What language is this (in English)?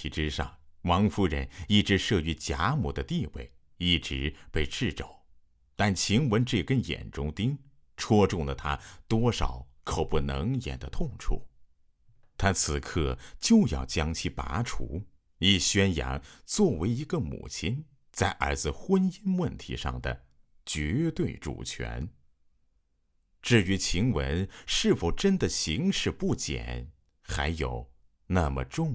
Chinese